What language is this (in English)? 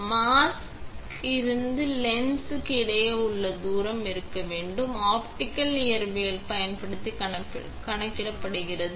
Tamil